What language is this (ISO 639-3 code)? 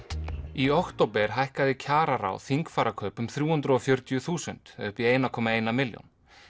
isl